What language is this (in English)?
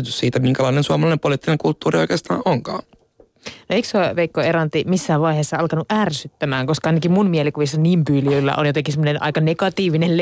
Finnish